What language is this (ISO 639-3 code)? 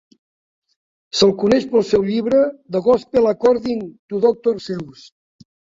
cat